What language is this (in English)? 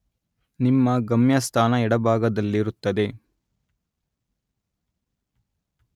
Kannada